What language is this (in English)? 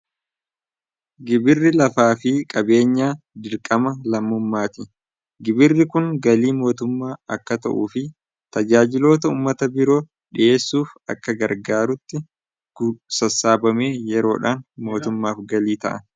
Oromo